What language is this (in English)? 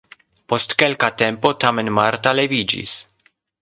Esperanto